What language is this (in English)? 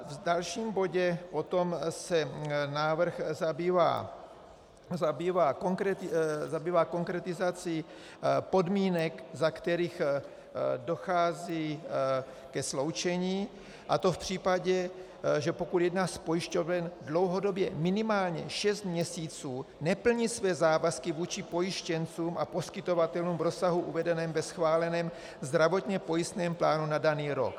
Czech